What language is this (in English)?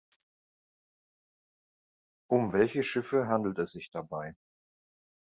German